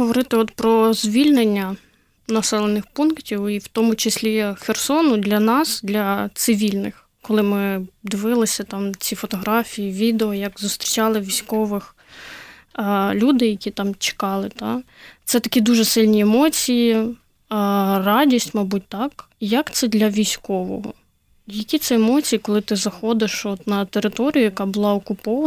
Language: Ukrainian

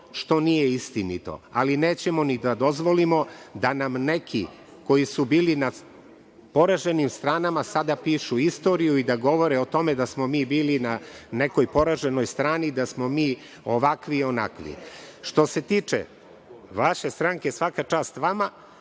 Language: Serbian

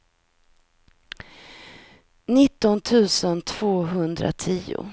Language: Swedish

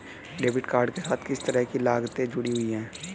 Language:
Hindi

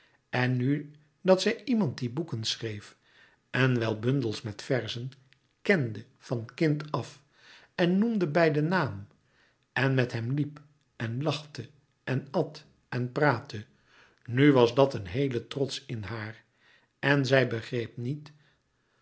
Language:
Dutch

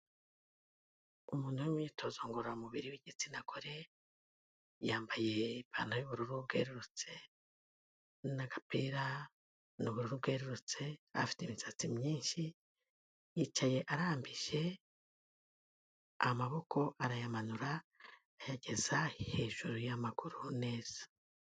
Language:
Kinyarwanda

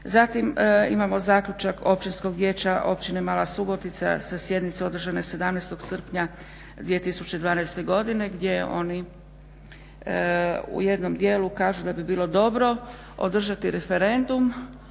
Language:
Croatian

